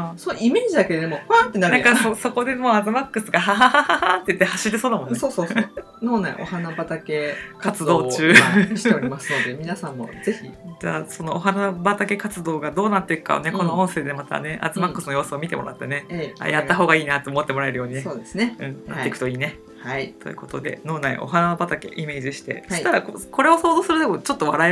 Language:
Japanese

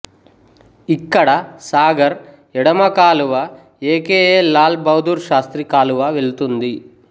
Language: Telugu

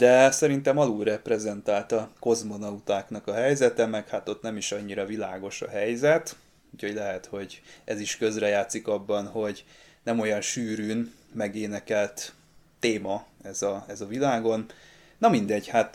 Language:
Hungarian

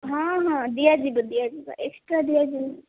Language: Odia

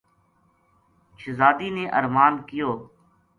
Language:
Gujari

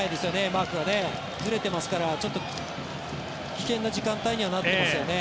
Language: Japanese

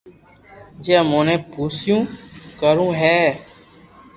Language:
Loarki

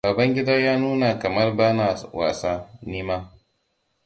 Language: Hausa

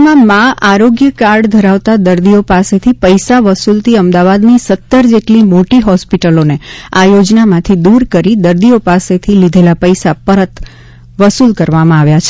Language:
Gujarati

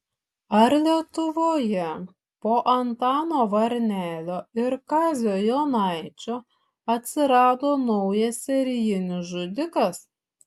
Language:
Lithuanian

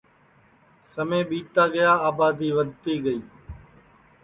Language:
Sansi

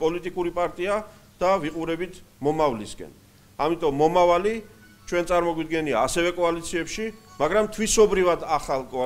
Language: Greek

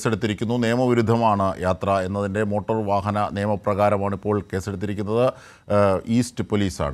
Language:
Turkish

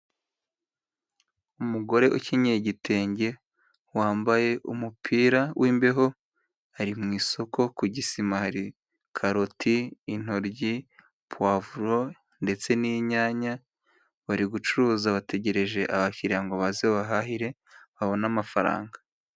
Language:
Kinyarwanda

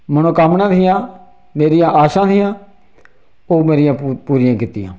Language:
Dogri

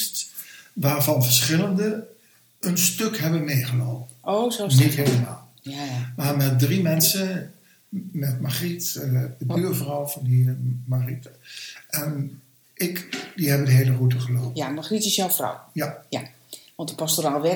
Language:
Dutch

